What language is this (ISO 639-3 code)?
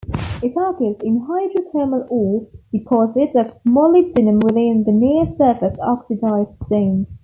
eng